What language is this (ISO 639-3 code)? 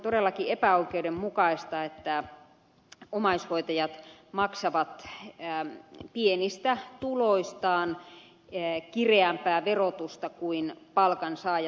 fin